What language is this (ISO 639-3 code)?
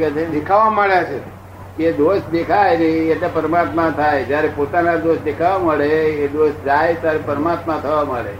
guj